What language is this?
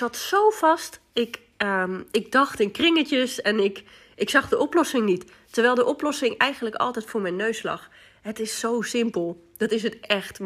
Dutch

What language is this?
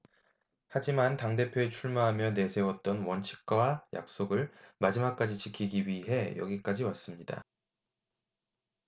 Korean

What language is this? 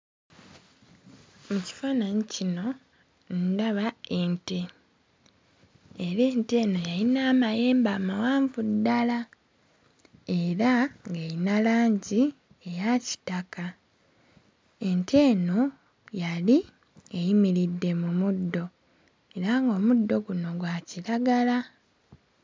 Ganda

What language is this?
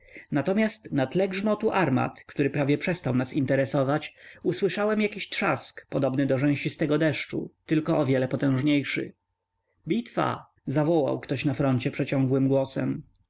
Polish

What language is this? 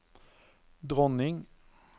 Norwegian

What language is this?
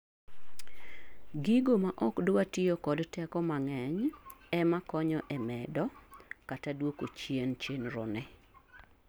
Luo (Kenya and Tanzania)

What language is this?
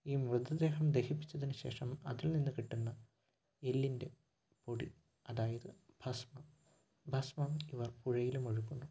Malayalam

